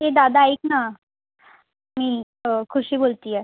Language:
Marathi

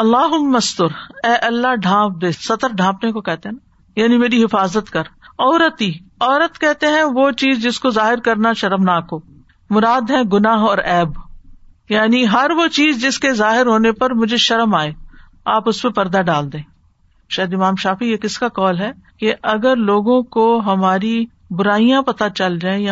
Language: Urdu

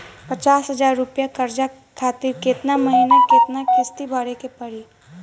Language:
Bhojpuri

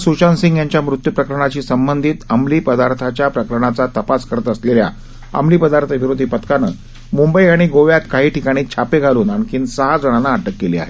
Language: Marathi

